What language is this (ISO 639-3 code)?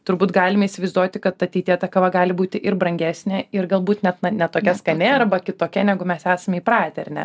lit